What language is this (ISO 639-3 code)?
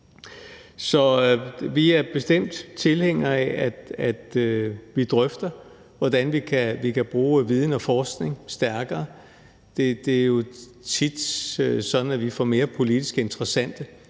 dan